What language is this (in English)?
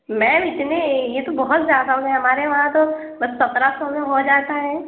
Urdu